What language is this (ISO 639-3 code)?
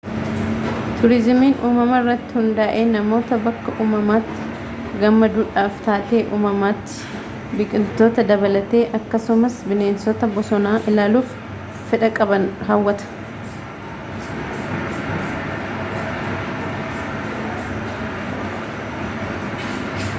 orm